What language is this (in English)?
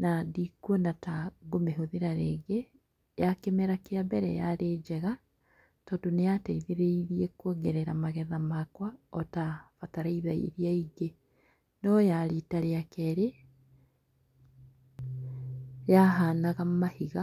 Kikuyu